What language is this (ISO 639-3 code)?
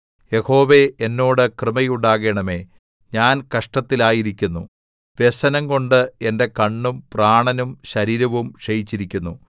mal